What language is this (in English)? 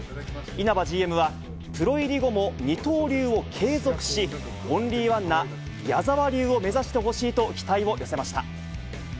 Japanese